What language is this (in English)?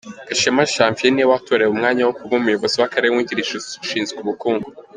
Kinyarwanda